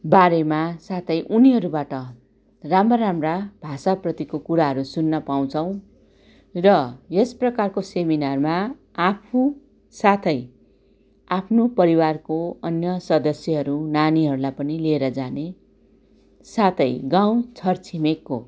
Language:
Nepali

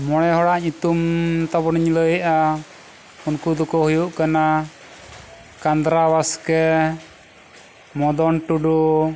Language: Santali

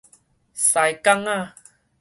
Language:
Min Nan Chinese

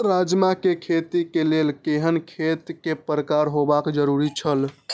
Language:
Maithili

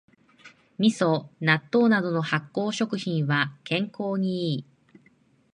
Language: Japanese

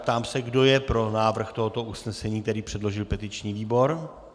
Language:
Czech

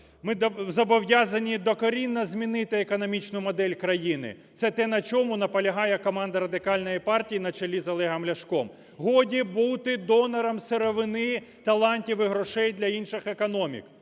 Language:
Ukrainian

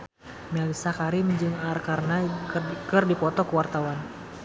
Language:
Sundanese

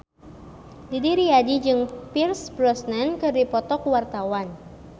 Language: Sundanese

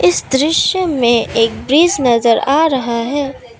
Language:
Hindi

